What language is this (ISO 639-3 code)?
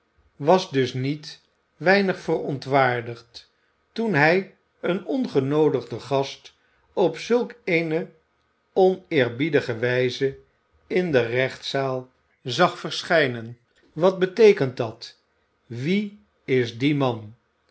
nld